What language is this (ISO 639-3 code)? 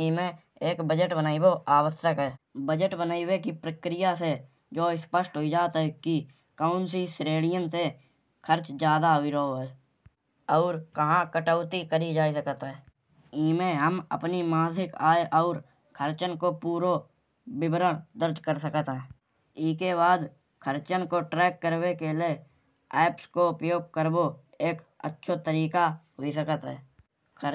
bjj